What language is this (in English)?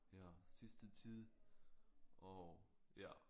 Danish